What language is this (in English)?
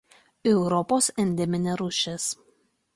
Lithuanian